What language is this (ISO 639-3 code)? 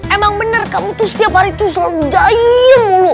ind